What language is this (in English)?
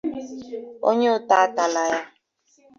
Igbo